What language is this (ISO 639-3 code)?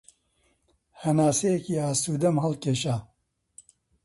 ckb